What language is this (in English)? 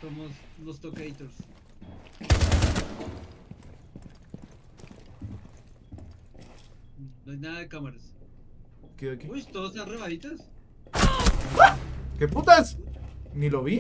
Spanish